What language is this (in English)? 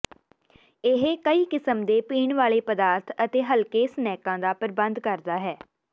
Punjabi